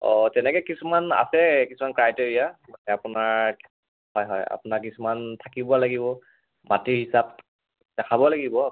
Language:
Assamese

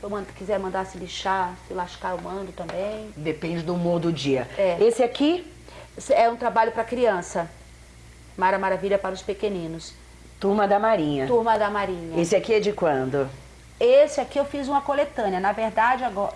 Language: Portuguese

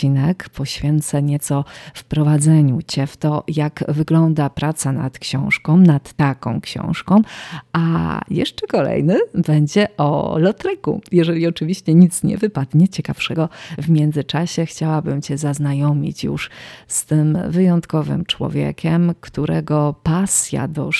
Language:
Polish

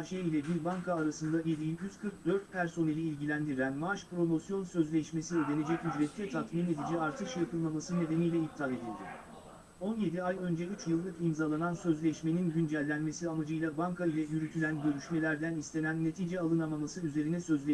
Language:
Turkish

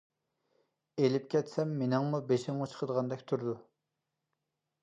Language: Uyghur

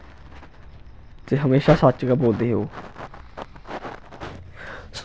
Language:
Dogri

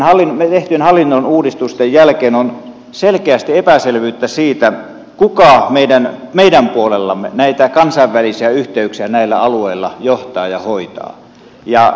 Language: Finnish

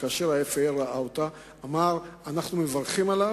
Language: Hebrew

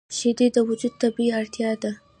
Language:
Pashto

